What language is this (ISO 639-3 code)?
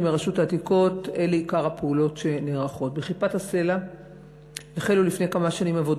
heb